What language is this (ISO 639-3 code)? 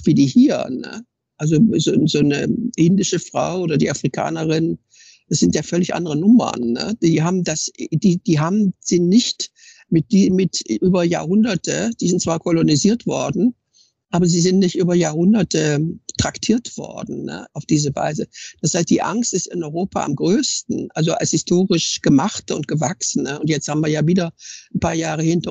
deu